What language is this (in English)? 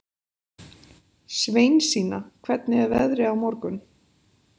Icelandic